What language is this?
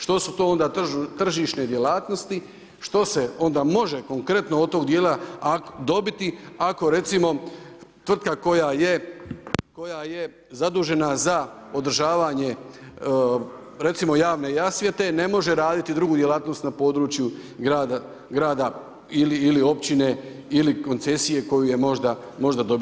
Croatian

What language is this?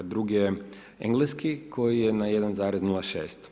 Croatian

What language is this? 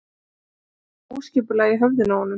Icelandic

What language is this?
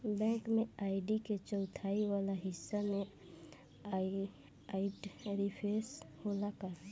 Bhojpuri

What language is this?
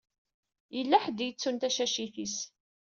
Kabyle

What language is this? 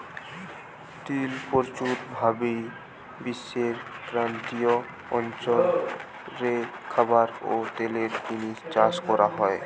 Bangla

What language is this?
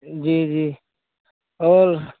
Urdu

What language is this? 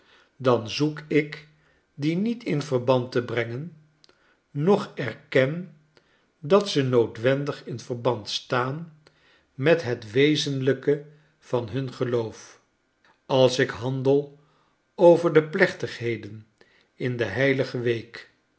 Dutch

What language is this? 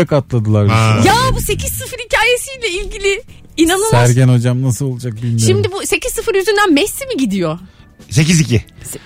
Turkish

